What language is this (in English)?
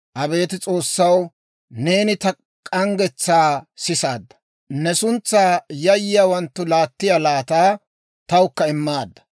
Dawro